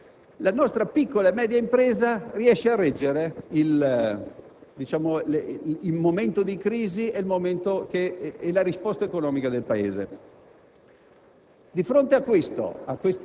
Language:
Italian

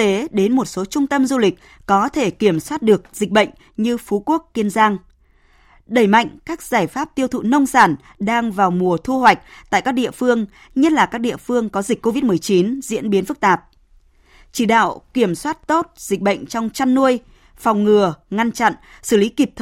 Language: Vietnamese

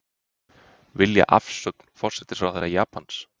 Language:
Icelandic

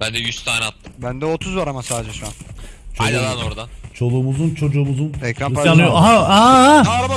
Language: Turkish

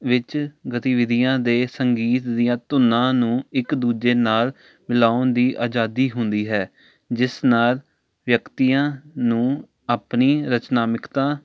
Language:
Punjabi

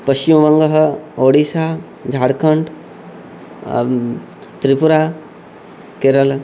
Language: Sanskrit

